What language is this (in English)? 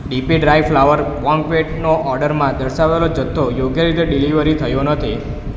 Gujarati